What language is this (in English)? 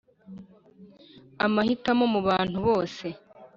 Kinyarwanda